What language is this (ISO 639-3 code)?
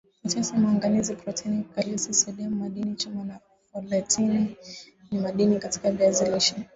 swa